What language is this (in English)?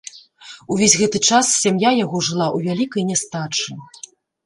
Belarusian